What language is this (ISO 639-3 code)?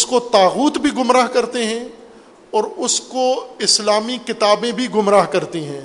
urd